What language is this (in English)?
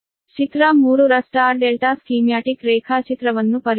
Kannada